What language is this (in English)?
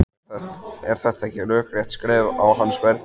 Icelandic